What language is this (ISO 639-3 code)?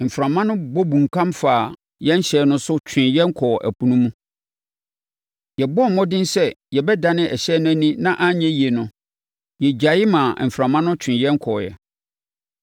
aka